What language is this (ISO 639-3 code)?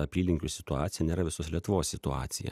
lit